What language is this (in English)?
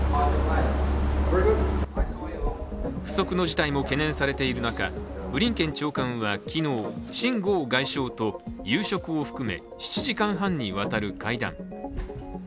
Japanese